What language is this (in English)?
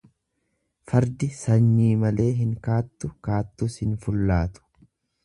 Oromo